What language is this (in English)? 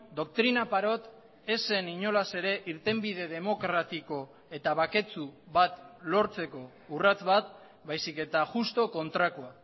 Basque